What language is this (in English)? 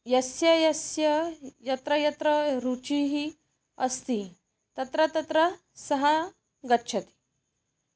Sanskrit